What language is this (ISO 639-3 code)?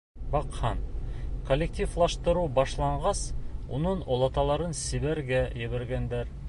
bak